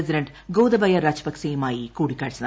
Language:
Malayalam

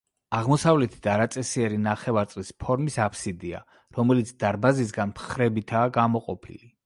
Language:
Georgian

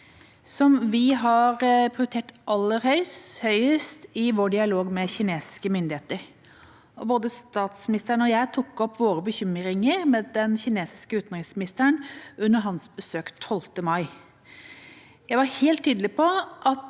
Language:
Norwegian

